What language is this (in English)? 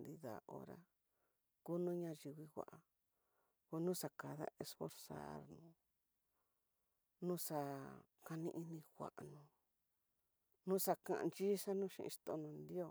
Tidaá Mixtec